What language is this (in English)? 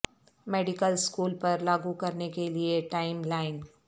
Urdu